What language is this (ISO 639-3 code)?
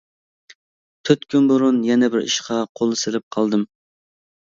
uig